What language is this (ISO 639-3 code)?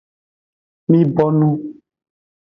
ajg